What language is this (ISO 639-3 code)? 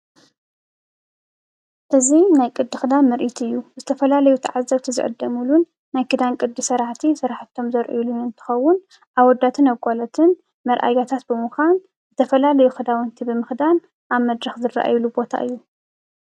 tir